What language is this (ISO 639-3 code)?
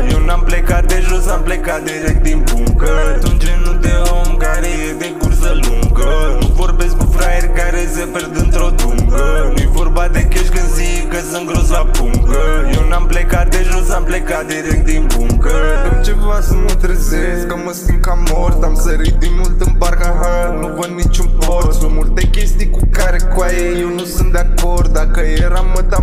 ron